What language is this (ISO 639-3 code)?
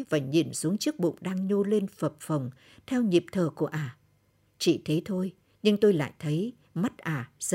vie